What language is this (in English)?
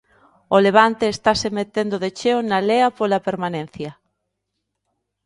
Galician